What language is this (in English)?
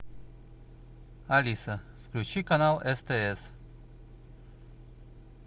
Russian